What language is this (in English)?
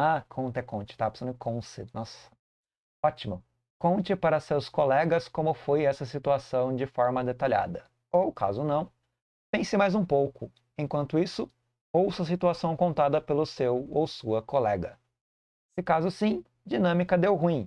Portuguese